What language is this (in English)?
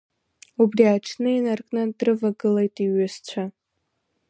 Abkhazian